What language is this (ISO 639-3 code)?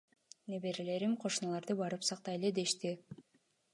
kir